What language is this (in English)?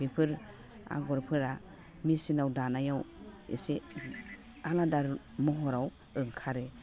Bodo